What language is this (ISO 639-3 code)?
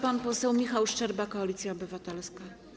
pol